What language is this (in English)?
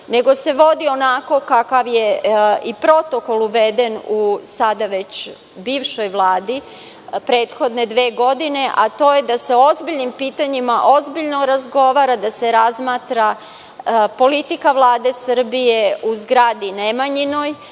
Serbian